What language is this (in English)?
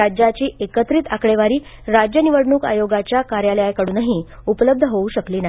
Marathi